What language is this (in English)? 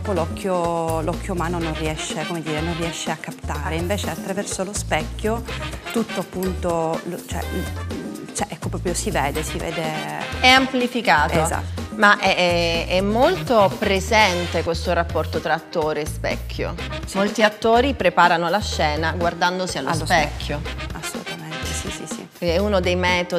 Italian